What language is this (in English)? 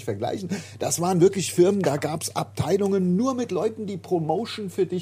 German